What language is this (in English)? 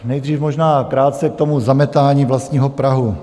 Czech